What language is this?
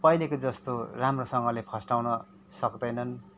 Nepali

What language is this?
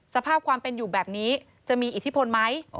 Thai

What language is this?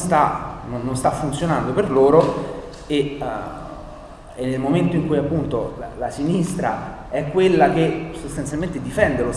Italian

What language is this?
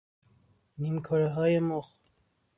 Persian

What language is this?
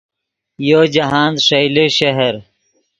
Yidgha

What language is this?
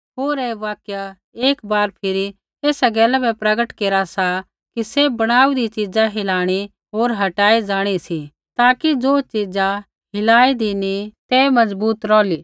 Kullu Pahari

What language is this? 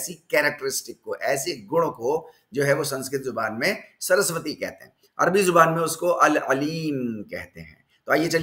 Hindi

